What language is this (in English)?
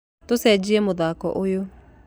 Kikuyu